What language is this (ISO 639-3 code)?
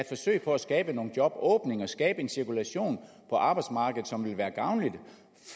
dan